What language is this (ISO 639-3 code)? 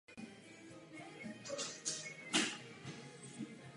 ces